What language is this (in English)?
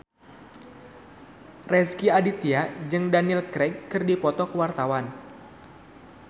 Sundanese